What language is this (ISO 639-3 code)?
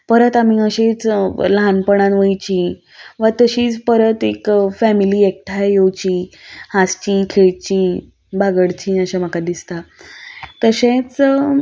kok